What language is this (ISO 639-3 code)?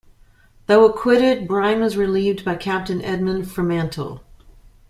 eng